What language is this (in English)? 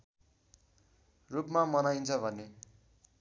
Nepali